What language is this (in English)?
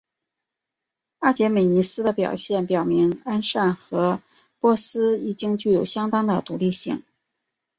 Chinese